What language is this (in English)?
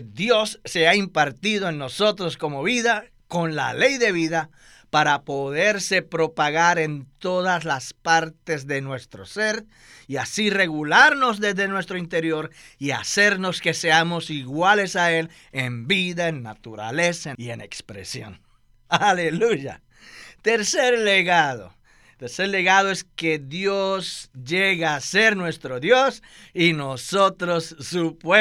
Spanish